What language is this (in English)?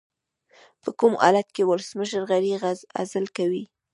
Pashto